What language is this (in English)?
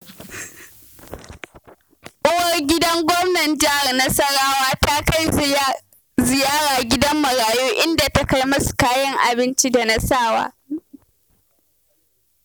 Hausa